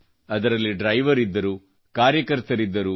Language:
Kannada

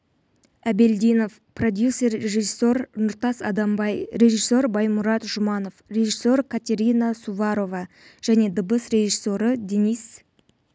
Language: Kazakh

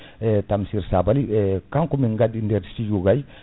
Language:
Fula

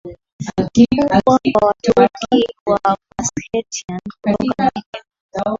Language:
Swahili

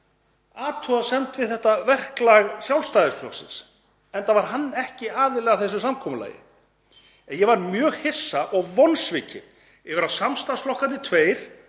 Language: Icelandic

